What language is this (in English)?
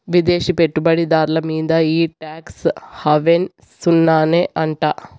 Telugu